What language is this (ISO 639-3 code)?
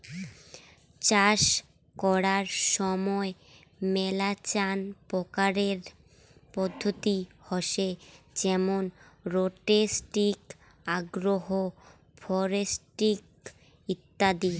ben